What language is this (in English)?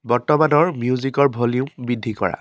Assamese